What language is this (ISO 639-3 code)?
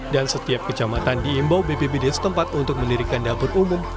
ind